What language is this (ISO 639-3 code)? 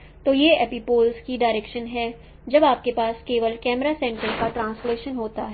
hin